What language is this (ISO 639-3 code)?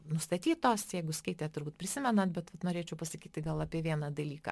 lit